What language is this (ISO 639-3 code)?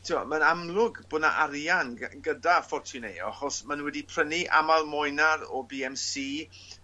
cym